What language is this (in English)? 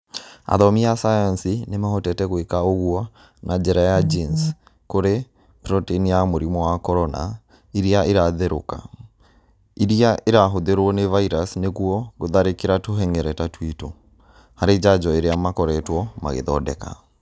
Kikuyu